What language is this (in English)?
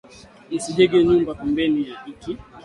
Swahili